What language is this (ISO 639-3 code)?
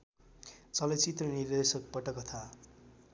nep